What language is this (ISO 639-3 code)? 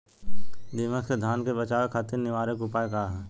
bho